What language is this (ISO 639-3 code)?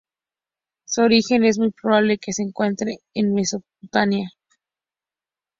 spa